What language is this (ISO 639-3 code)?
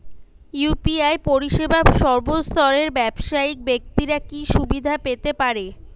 ben